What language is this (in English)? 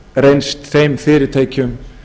Icelandic